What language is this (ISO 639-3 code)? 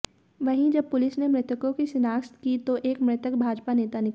hin